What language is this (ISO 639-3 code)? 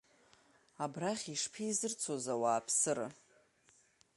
abk